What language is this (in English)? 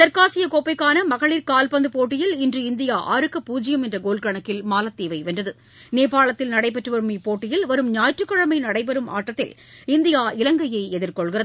Tamil